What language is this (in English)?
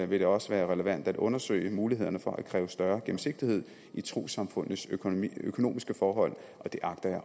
Danish